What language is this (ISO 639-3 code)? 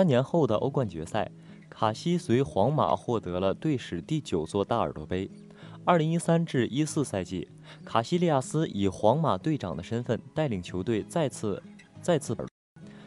zho